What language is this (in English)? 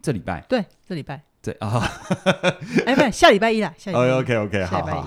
Chinese